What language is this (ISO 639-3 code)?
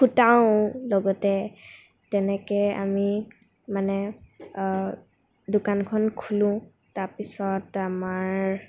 asm